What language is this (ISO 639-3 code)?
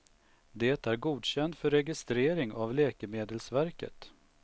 swe